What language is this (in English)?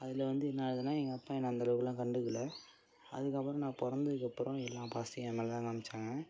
Tamil